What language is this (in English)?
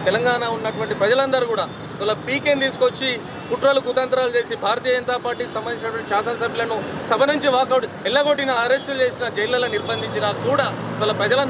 Romanian